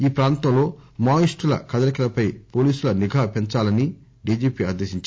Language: Telugu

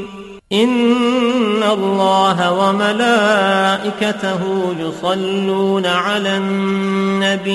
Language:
Arabic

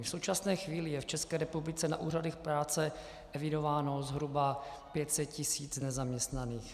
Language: Czech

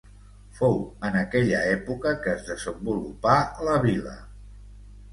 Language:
Catalan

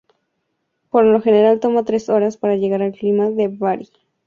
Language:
Spanish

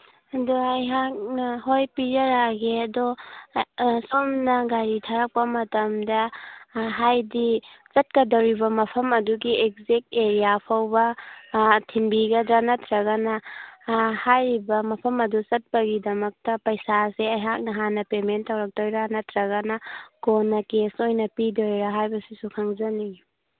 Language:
Manipuri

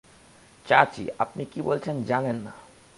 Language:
Bangla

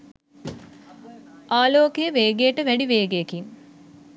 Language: Sinhala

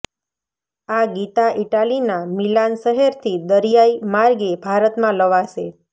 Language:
Gujarati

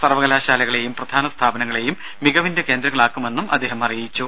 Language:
Malayalam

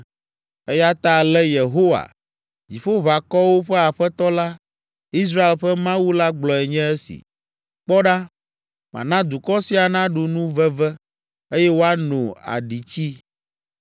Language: Ewe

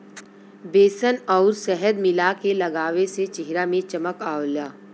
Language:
Bhojpuri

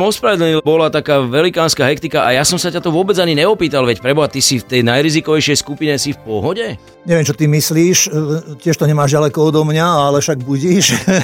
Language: Slovak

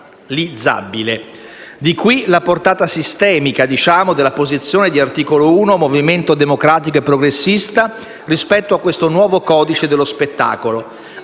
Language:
Italian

